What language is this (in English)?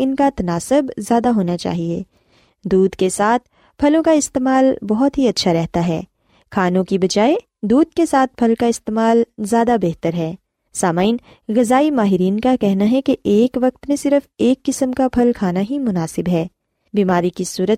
Urdu